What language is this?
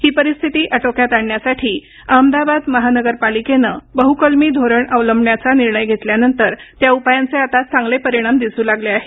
Marathi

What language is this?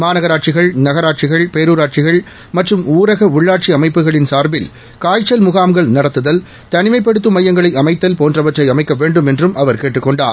Tamil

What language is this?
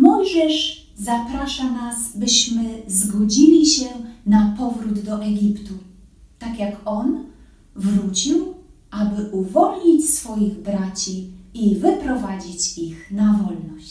Polish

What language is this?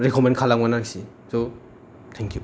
Bodo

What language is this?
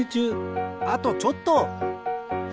Japanese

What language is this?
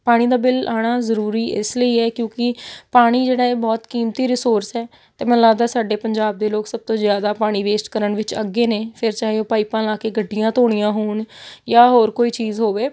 Punjabi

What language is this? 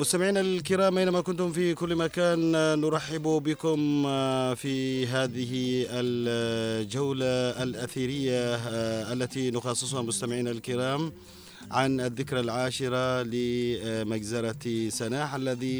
Arabic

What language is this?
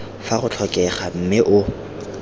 Tswana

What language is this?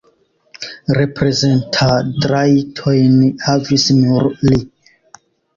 Esperanto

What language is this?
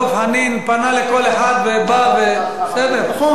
Hebrew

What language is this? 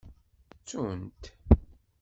Kabyle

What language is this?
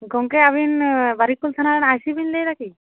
Santali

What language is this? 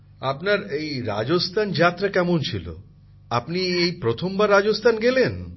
Bangla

